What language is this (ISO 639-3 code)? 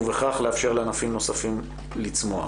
heb